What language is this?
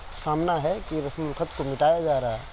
Urdu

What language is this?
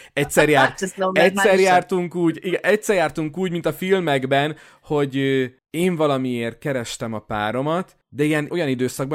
Hungarian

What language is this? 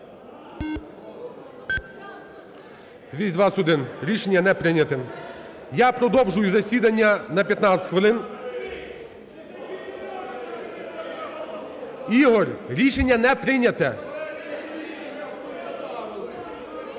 Ukrainian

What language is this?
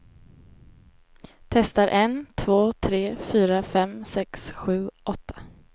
Swedish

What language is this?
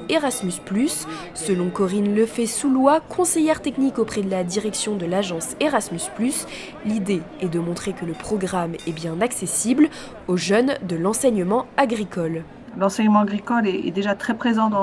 French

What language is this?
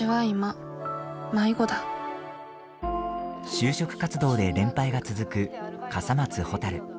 Japanese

